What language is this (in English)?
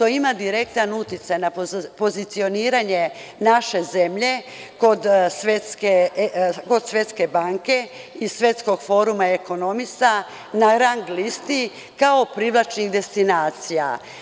Serbian